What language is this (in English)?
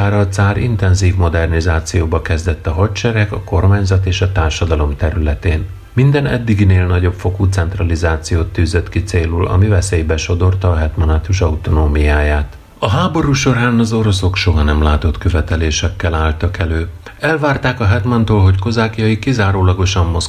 Hungarian